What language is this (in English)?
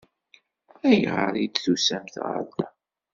Kabyle